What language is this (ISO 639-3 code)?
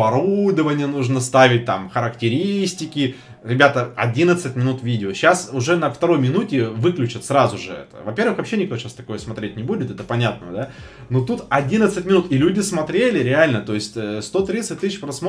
rus